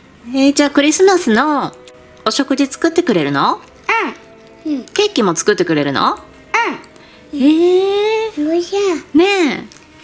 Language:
Japanese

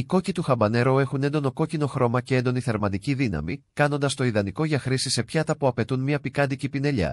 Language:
Greek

